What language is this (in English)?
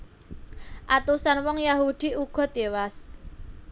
Javanese